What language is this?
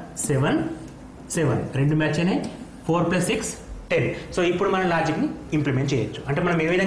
Telugu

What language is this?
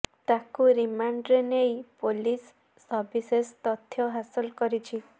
Odia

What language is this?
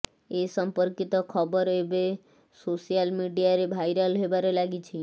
Odia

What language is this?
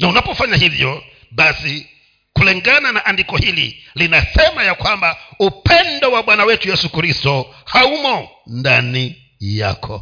Swahili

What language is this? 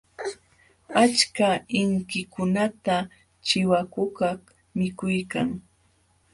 Jauja Wanca Quechua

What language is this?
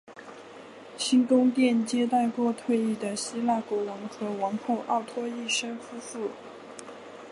Chinese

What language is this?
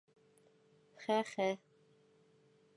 Bashkir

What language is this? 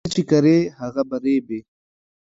Pashto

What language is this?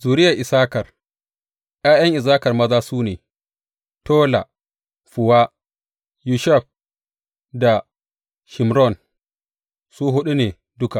Hausa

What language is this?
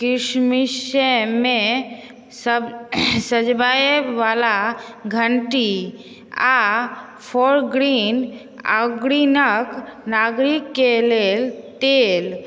Maithili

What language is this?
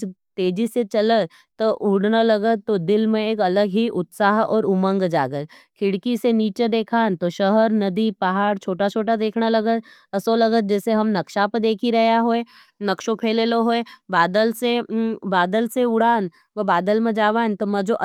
Nimadi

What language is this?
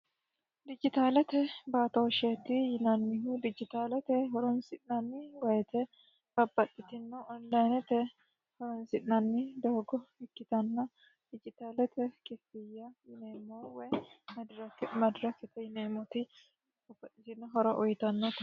Sidamo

